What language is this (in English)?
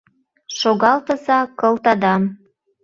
Mari